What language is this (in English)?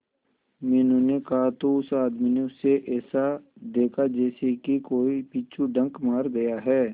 Hindi